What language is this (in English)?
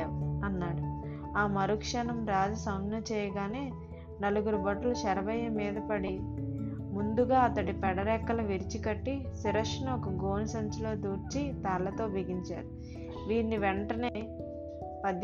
Telugu